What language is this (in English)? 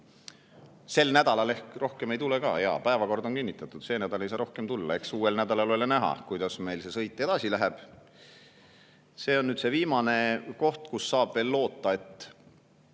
Estonian